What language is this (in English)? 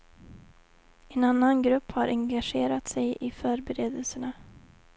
Swedish